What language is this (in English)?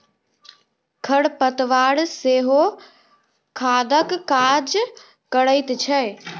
Maithili